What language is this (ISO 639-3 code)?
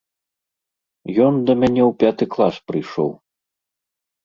bel